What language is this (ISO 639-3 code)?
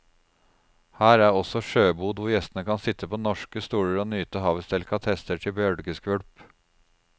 nor